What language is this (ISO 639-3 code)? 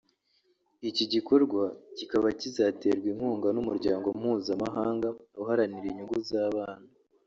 kin